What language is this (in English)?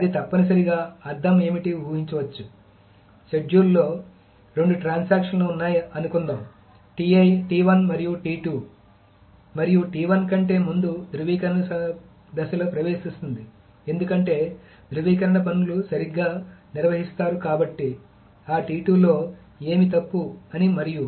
Telugu